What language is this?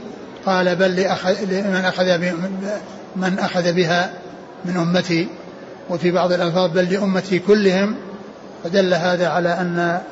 Arabic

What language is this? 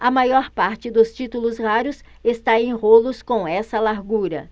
Portuguese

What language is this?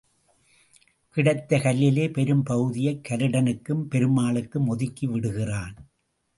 Tamil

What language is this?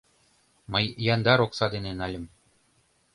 Mari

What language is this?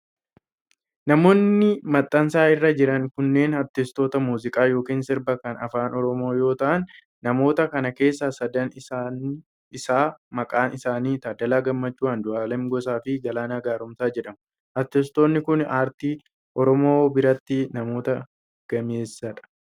Oromo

